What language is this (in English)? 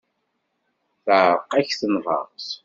Kabyle